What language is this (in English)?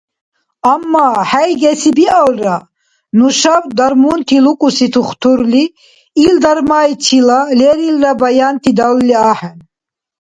Dargwa